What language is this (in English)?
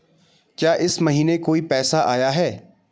Hindi